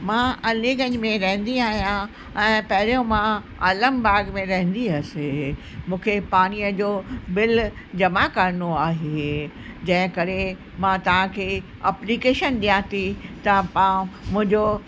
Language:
Sindhi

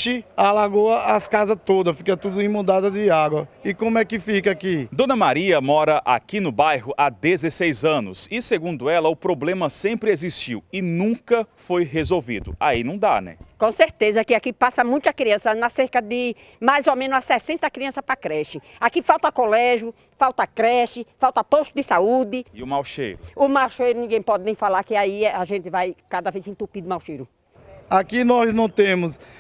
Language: Portuguese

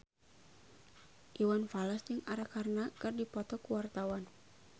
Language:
Sundanese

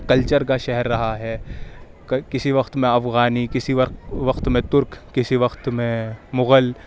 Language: Urdu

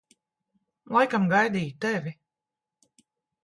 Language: Latvian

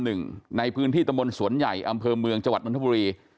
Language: Thai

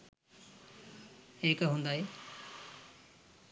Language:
Sinhala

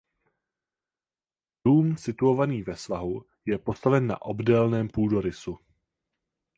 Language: Czech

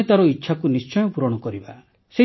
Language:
Odia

